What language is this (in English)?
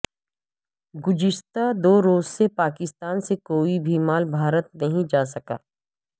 Urdu